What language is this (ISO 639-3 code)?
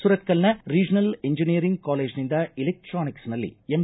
kan